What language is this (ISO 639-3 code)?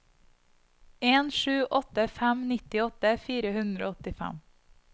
nor